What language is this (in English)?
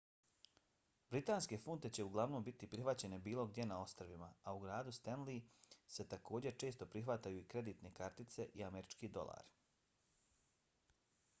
Bosnian